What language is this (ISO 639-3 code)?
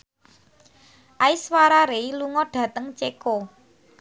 jav